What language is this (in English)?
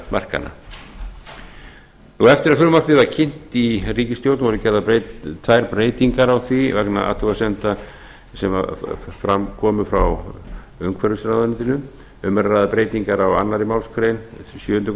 Icelandic